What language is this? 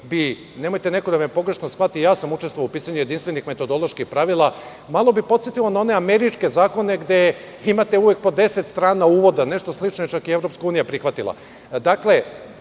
Serbian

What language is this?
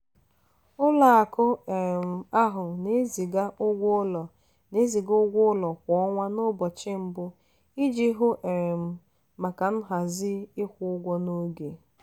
Igbo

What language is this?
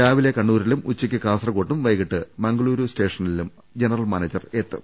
Malayalam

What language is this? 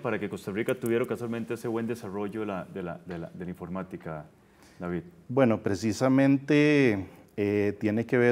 Spanish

